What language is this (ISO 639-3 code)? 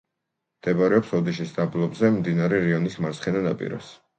kat